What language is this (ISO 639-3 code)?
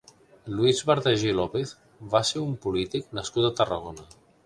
cat